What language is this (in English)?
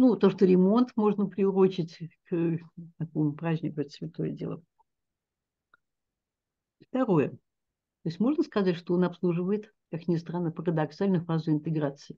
Russian